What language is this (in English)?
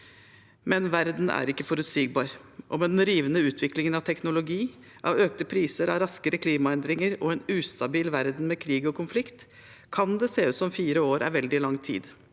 Norwegian